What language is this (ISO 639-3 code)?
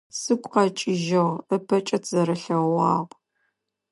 ady